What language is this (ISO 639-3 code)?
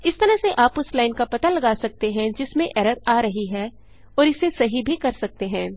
hin